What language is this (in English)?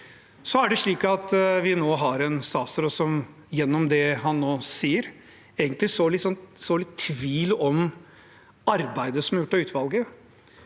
Norwegian